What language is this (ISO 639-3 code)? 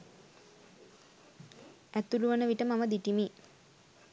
sin